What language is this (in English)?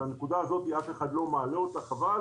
Hebrew